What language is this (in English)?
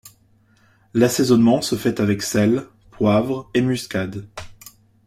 French